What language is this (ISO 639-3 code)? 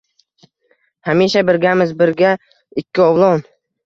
uzb